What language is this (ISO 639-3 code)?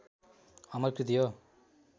nep